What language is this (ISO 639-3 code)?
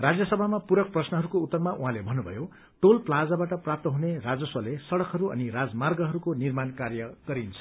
nep